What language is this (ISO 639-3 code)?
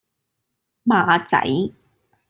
yue